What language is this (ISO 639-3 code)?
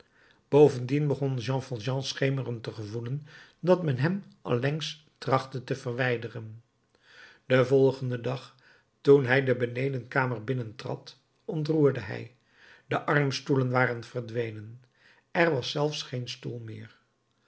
nld